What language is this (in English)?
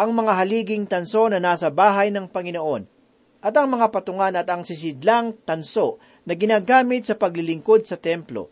Filipino